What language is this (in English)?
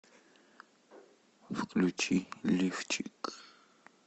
Russian